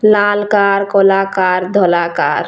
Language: Sambalpuri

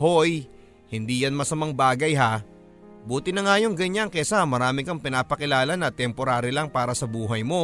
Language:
Filipino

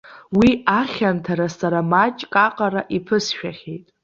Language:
Abkhazian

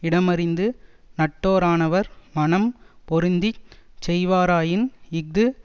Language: Tamil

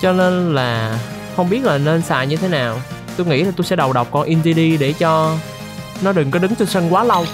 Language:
Vietnamese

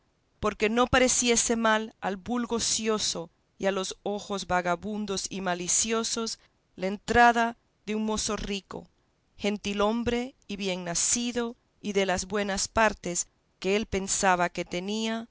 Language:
Spanish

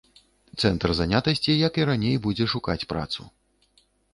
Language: Belarusian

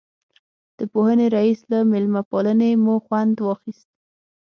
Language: Pashto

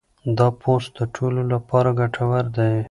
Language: Pashto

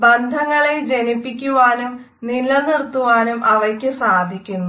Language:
Malayalam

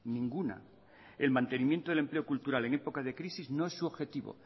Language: Spanish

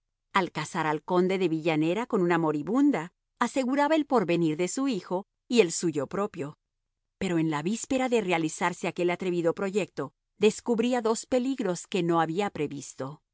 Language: Spanish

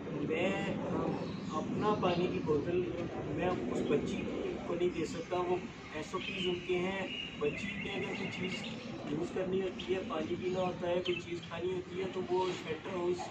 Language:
Hindi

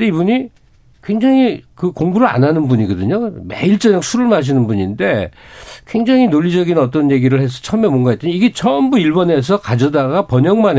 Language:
Korean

